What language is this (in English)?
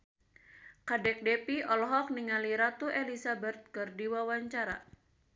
Sundanese